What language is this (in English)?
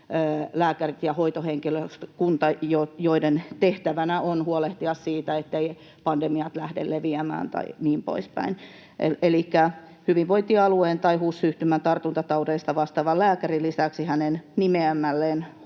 Finnish